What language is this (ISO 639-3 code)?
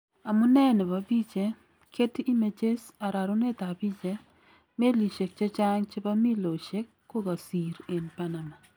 kln